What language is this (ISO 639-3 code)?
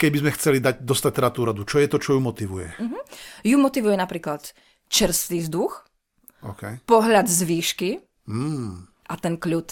slk